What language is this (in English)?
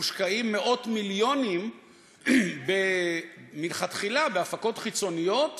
Hebrew